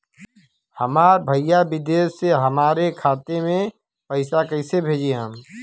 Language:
Bhojpuri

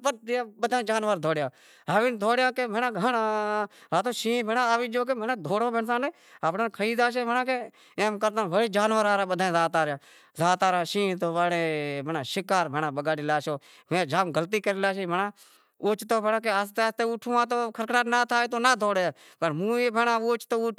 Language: Wadiyara Koli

